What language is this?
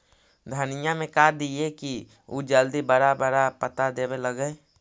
Magahi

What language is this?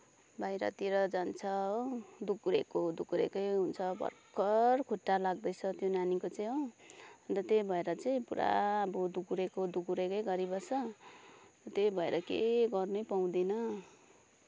Nepali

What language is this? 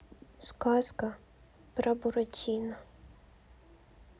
Russian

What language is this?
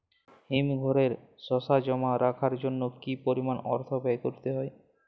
Bangla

